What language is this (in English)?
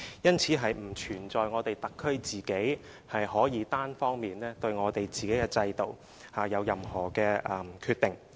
Cantonese